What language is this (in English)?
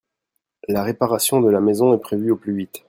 French